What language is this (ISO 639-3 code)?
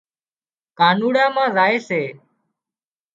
kxp